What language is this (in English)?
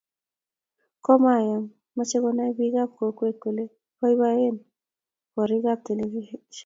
Kalenjin